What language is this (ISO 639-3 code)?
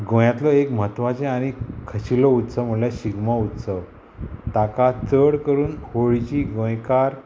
kok